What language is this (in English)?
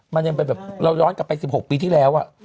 Thai